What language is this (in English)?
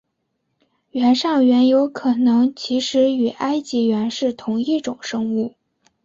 Chinese